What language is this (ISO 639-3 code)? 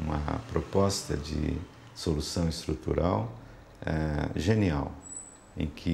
por